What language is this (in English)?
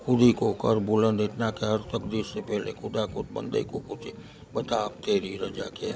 Gujarati